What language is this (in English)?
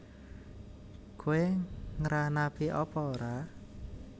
Javanese